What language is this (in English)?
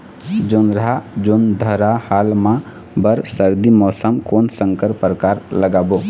Chhattisgarhi